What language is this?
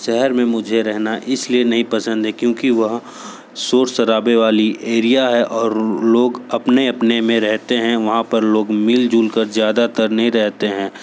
Hindi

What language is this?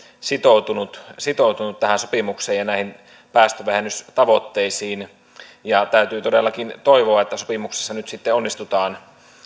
Finnish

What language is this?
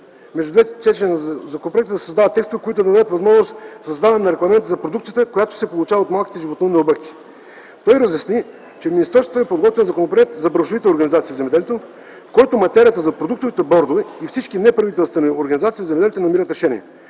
Bulgarian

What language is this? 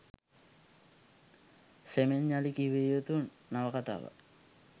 Sinhala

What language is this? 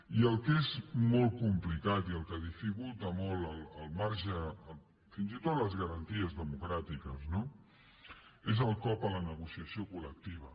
Catalan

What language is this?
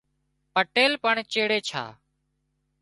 Wadiyara Koli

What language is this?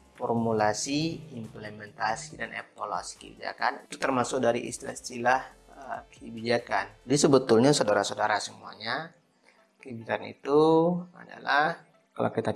Indonesian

